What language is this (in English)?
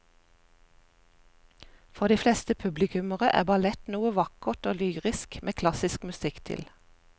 Norwegian